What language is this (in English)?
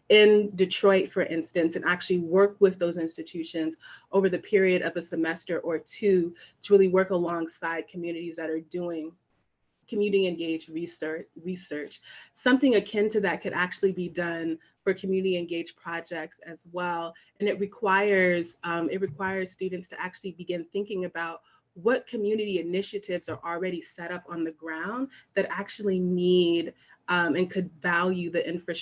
English